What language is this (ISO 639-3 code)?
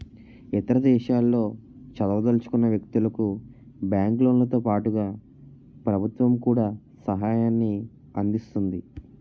tel